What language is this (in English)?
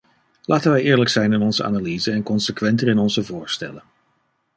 Dutch